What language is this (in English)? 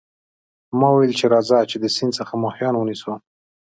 Pashto